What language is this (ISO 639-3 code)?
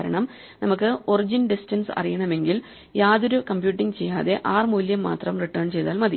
mal